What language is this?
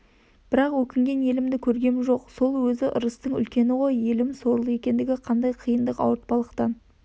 Kazakh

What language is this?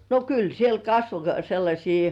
Finnish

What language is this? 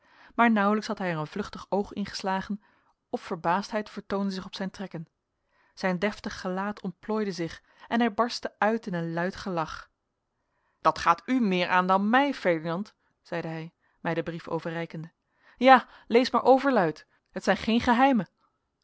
Dutch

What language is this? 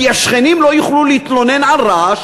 Hebrew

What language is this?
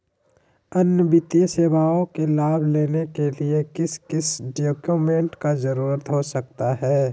Magahi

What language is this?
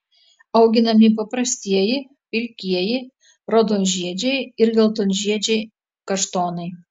Lithuanian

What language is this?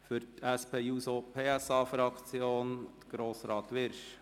Swiss German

